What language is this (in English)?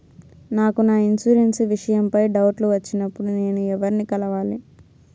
Telugu